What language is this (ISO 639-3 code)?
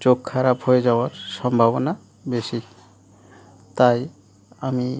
ben